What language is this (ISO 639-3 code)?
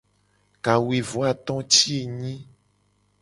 gej